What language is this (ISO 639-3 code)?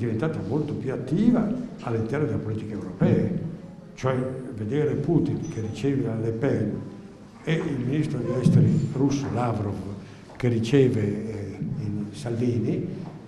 ita